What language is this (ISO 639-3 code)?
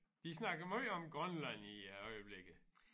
dan